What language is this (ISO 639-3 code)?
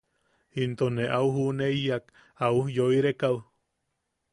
yaq